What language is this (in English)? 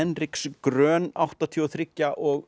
Icelandic